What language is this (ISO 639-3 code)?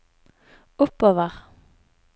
nor